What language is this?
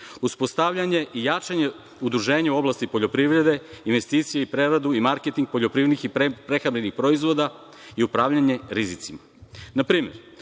Serbian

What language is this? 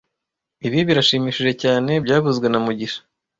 Kinyarwanda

